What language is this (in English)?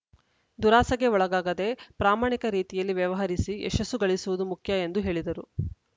Kannada